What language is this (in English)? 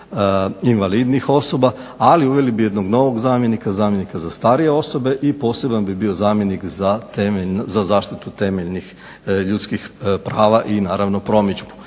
Croatian